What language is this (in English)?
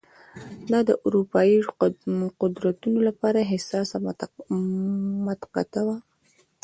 Pashto